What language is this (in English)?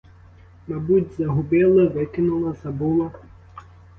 Ukrainian